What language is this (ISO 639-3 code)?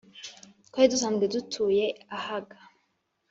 kin